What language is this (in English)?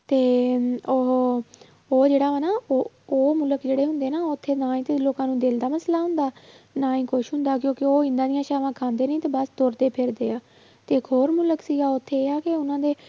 Punjabi